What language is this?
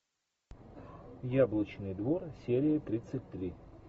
Russian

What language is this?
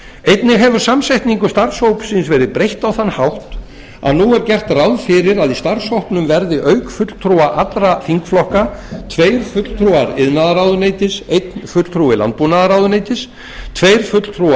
Icelandic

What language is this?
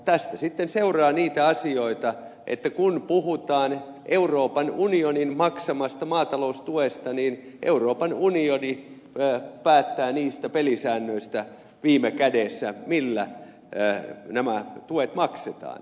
Finnish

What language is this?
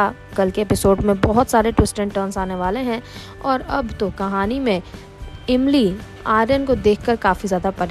Hindi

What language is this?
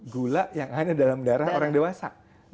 Indonesian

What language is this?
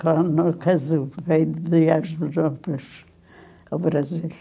Portuguese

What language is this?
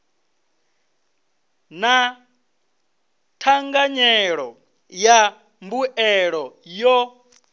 Venda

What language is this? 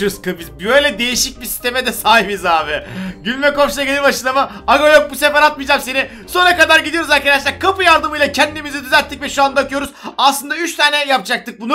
Turkish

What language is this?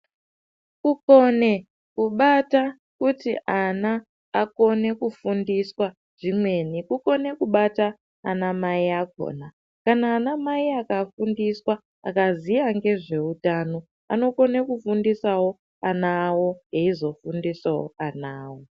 Ndau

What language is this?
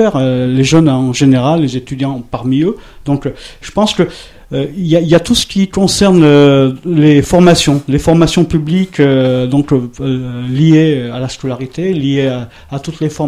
French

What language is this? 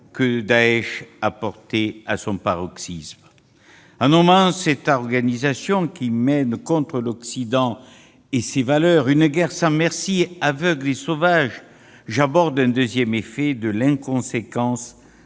French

